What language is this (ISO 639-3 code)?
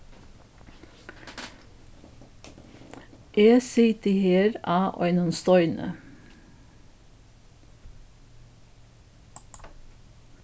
fao